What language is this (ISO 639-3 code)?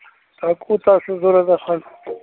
kas